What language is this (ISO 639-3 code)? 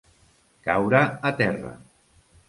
cat